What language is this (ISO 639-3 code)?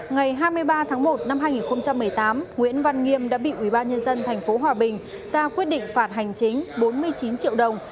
vie